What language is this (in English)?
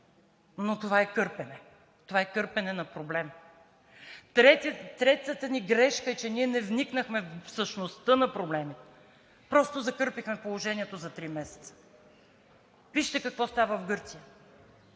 Bulgarian